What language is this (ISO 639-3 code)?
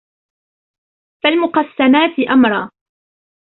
ara